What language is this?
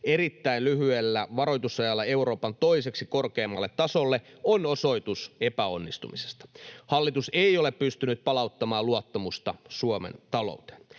Finnish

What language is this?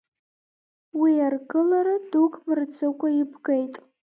Abkhazian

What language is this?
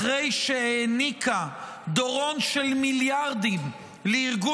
Hebrew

